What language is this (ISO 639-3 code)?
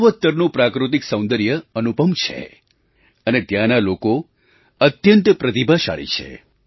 guj